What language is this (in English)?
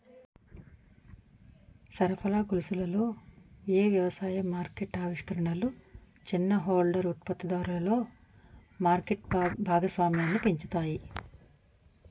Telugu